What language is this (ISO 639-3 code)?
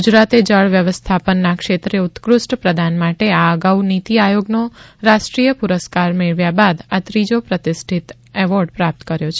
guj